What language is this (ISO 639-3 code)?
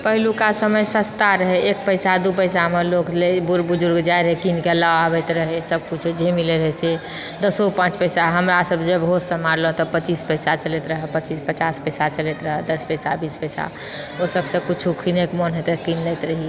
mai